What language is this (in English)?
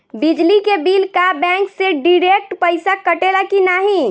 Bhojpuri